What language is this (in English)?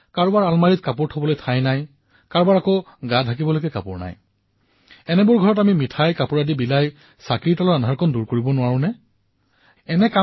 Assamese